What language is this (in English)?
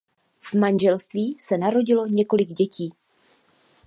Czech